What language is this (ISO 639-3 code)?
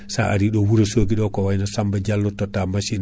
ful